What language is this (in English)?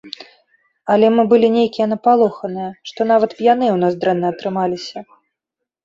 Belarusian